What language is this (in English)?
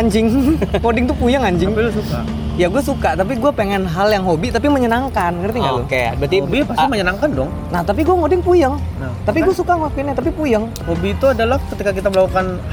Indonesian